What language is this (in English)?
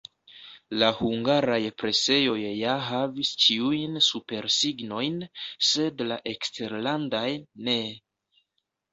Esperanto